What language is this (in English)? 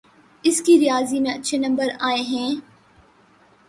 Urdu